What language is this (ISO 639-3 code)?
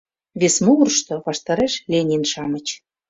chm